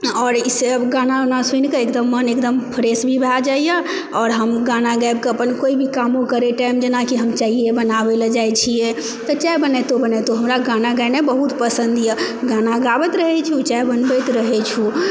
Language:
Maithili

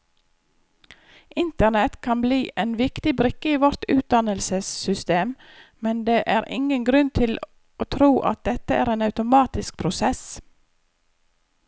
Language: Norwegian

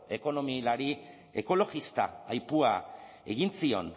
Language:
Basque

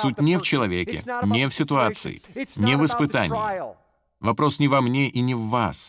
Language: Russian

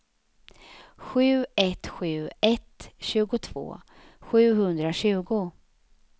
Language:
Swedish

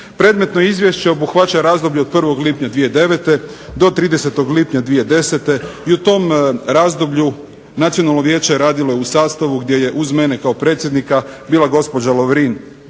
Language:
Croatian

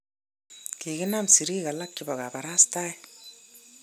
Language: Kalenjin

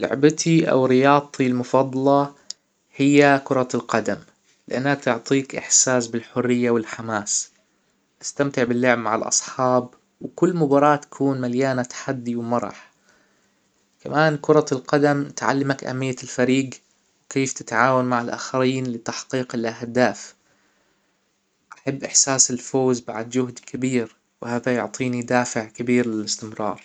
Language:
Hijazi Arabic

